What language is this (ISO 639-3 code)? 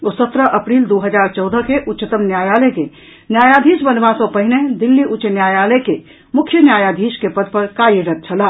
mai